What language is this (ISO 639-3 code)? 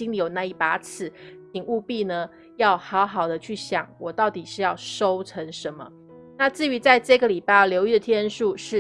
zho